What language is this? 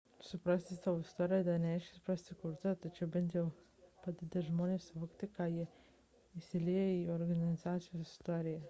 Lithuanian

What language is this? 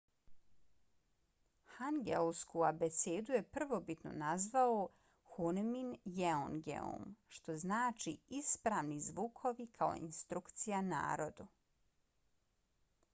Bosnian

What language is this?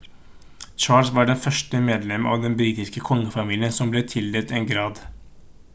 Norwegian Bokmål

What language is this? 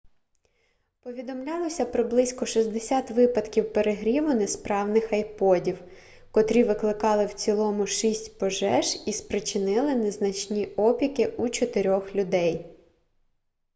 Ukrainian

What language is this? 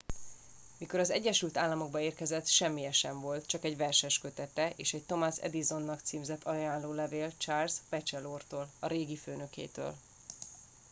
Hungarian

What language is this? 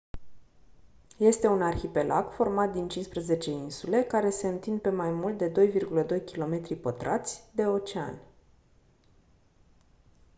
Romanian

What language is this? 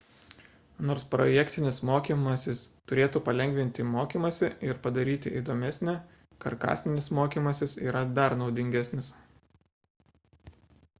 Lithuanian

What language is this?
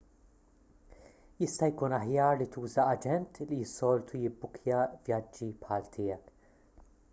Maltese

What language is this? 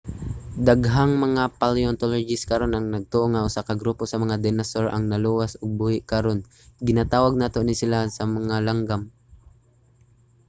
Cebuano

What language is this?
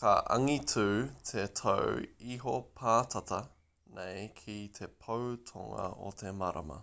Māori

